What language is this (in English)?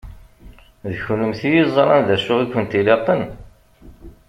Kabyle